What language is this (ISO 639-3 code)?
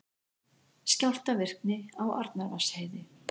isl